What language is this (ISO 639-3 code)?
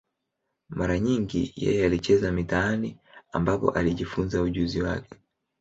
swa